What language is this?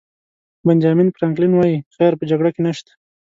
Pashto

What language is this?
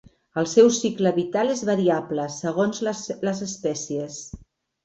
Catalan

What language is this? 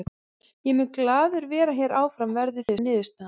Icelandic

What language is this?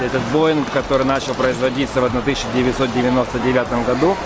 Russian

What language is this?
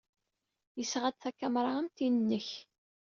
Kabyle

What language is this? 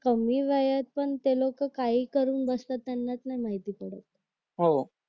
Marathi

